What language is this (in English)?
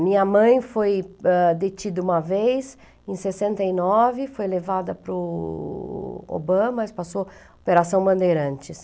Portuguese